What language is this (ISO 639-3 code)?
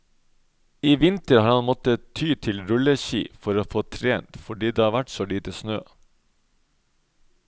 nor